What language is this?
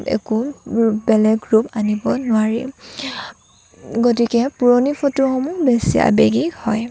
Assamese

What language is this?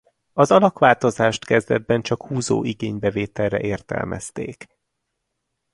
Hungarian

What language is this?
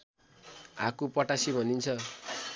Nepali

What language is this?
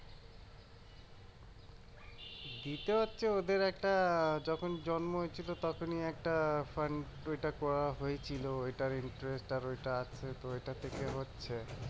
Bangla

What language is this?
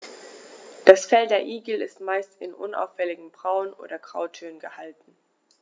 German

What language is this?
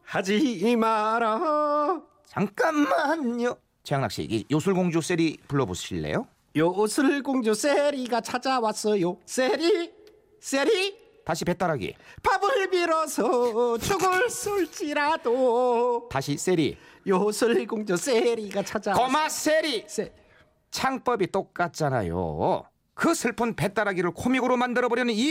Korean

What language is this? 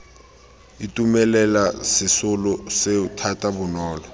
Tswana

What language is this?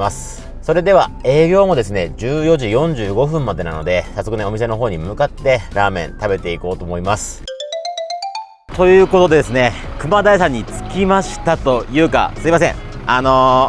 Japanese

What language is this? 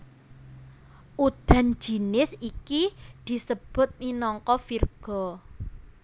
Javanese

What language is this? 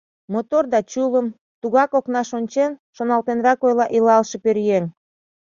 Mari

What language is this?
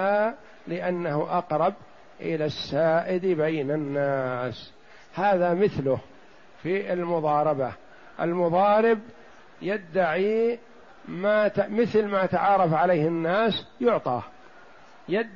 Arabic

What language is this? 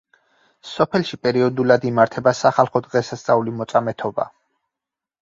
Georgian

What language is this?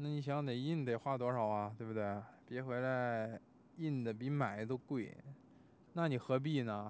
Chinese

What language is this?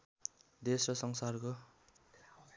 Nepali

